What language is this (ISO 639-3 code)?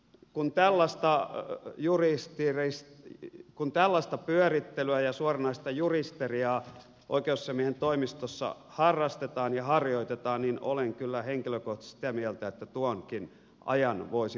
fin